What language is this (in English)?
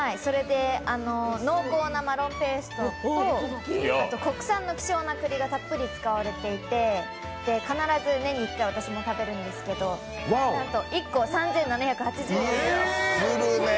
Japanese